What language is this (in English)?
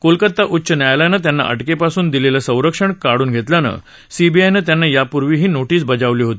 Marathi